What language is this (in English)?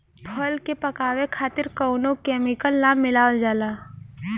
Bhojpuri